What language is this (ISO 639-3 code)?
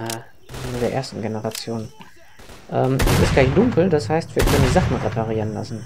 deu